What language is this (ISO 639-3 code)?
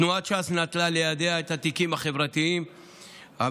heb